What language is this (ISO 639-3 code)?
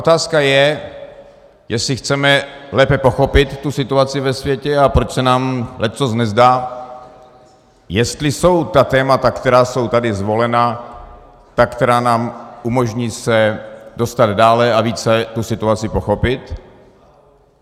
ces